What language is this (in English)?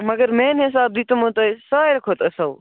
Kashmiri